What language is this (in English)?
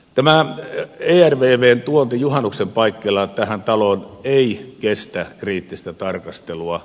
Finnish